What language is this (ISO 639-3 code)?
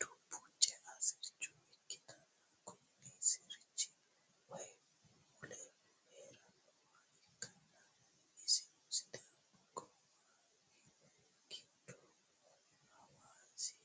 sid